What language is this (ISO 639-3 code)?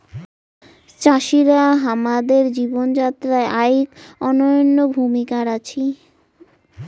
ben